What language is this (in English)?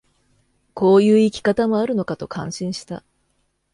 Japanese